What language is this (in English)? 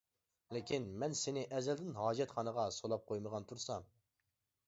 Uyghur